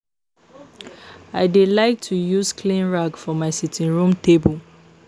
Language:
Nigerian Pidgin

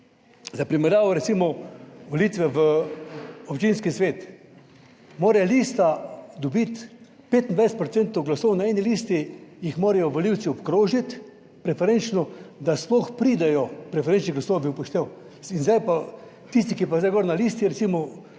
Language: Slovenian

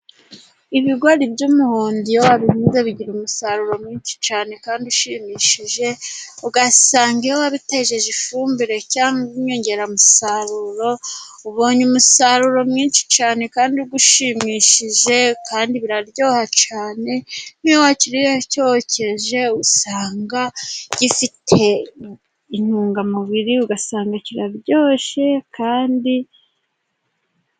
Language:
Kinyarwanda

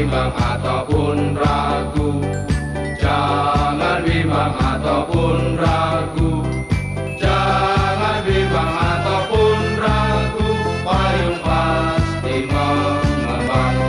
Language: Indonesian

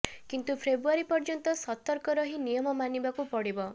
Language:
Odia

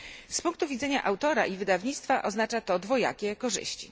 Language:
Polish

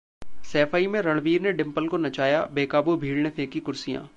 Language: Hindi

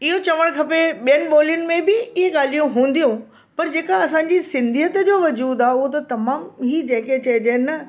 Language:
Sindhi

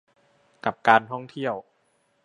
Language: Thai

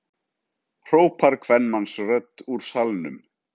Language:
Icelandic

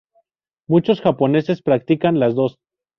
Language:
Spanish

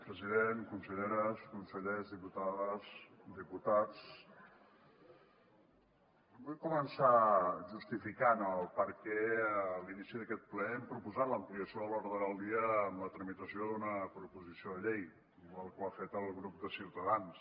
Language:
Catalan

